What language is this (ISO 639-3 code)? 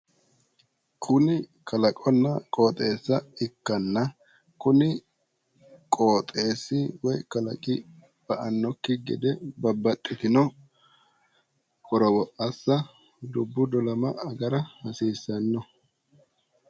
sid